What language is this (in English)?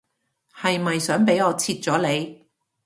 Cantonese